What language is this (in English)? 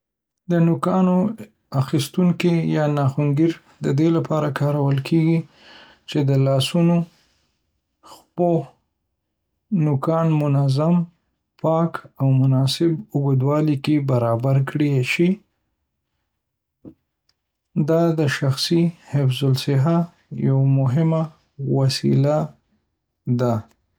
Pashto